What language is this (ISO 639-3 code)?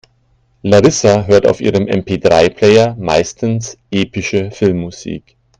deu